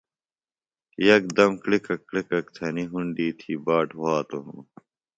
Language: Phalura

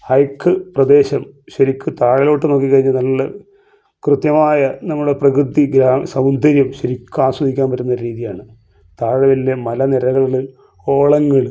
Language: Malayalam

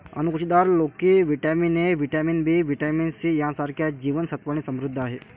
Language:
Marathi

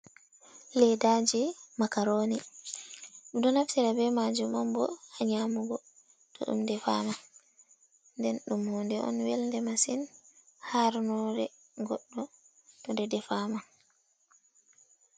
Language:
Fula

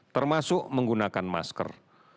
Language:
Indonesian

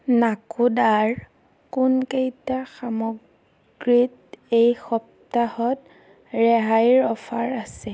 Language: Assamese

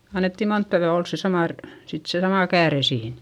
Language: Finnish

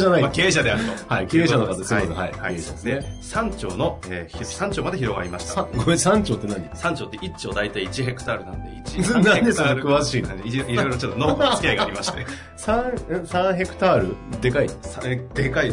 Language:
Japanese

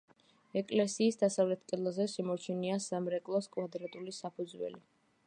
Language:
Georgian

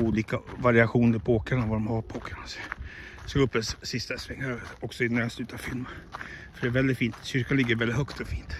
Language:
Swedish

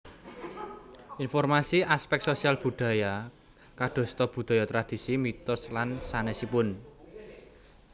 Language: Javanese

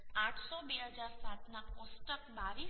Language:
Gujarati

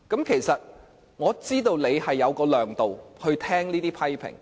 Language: Cantonese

